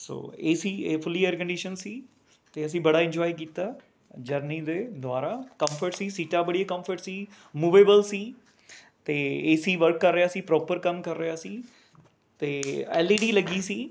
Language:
Punjabi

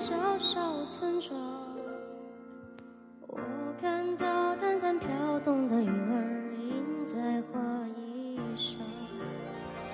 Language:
Chinese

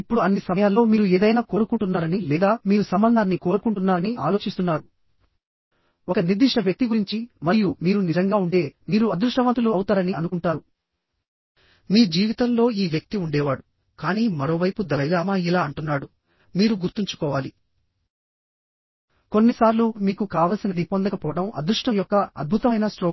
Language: Telugu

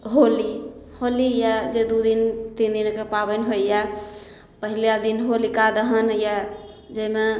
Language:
Maithili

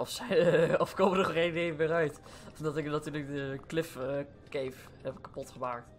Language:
Dutch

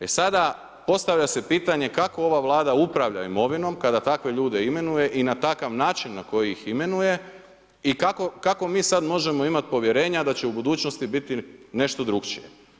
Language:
Croatian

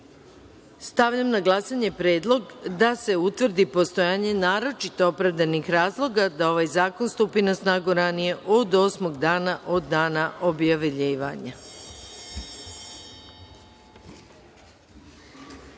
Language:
Serbian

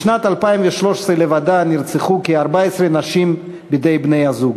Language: Hebrew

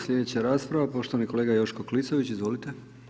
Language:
Croatian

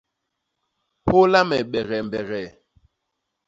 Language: Basaa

